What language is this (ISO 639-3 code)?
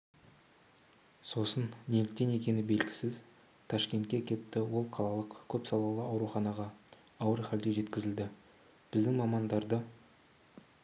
kaz